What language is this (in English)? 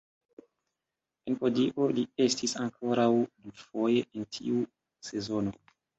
Esperanto